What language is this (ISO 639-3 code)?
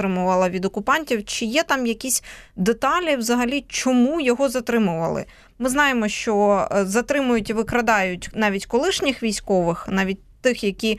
ukr